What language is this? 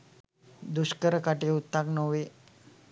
Sinhala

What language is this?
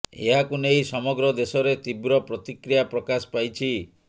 Odia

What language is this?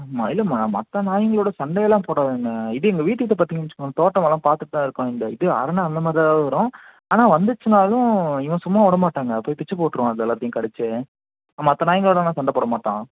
Tamil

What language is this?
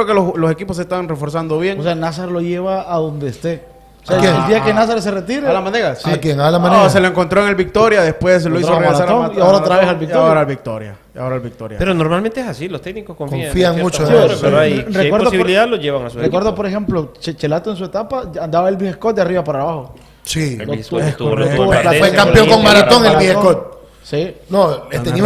Spanish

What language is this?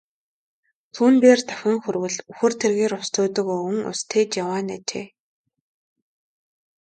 Mongolian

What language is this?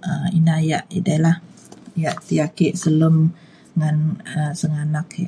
Mainstream Kenyah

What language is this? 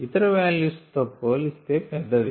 Telugu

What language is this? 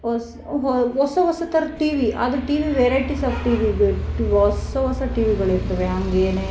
Kannada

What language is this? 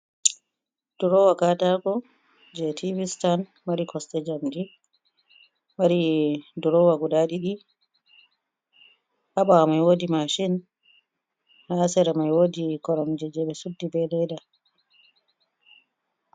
Fula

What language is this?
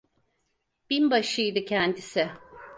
Turkish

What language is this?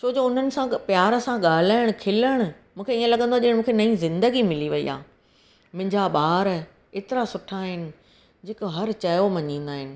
Sindhi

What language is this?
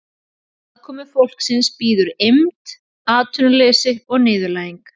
Icelandic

